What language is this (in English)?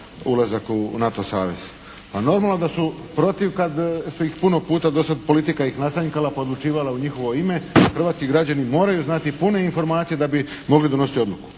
Croatian